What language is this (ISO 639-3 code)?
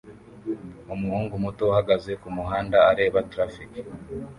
kin